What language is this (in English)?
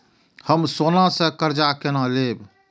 Maithili